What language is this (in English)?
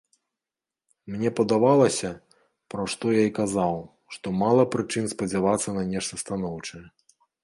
Belarusian